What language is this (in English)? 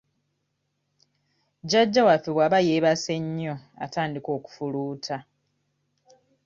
Ganda